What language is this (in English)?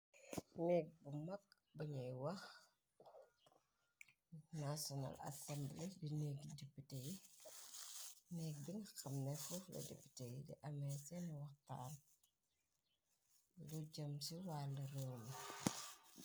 Wolof